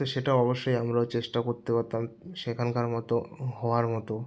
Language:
Bangla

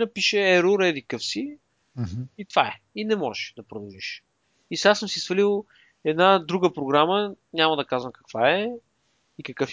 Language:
Bulgarian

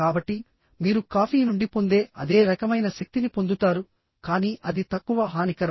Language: Telugu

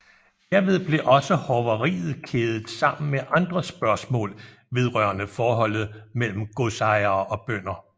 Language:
Danish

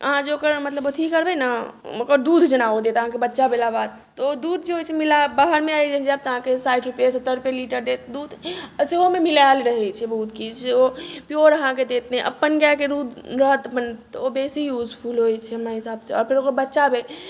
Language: Maithili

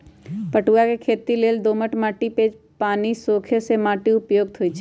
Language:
Magahi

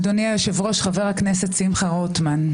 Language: Hebrew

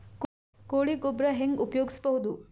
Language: Kannada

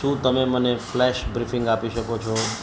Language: Gujarati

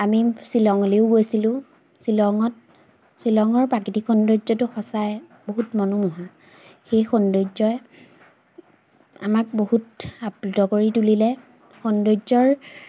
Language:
Assamese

